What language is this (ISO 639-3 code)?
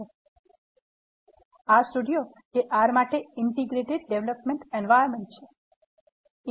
guj